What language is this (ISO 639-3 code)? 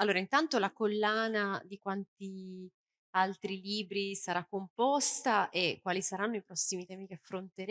ita